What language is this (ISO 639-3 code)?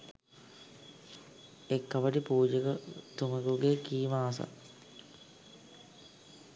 sin